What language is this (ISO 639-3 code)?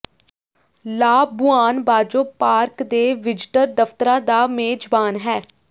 pan